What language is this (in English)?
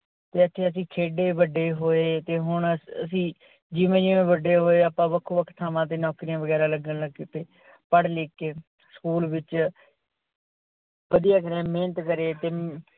Punjabi